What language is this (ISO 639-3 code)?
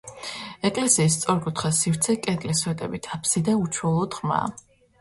kat